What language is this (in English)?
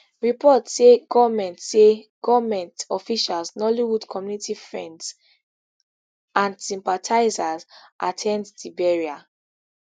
Nigerian Pidgin